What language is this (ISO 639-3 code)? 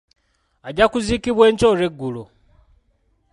lug